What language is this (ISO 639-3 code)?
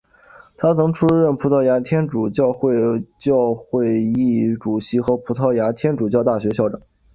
zho